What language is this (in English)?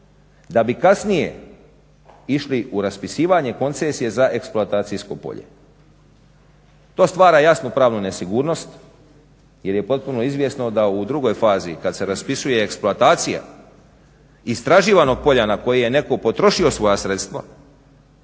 Croatian